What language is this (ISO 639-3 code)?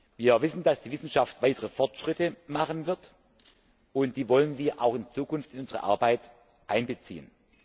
deu